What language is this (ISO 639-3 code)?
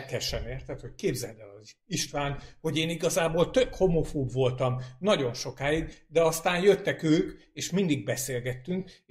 hun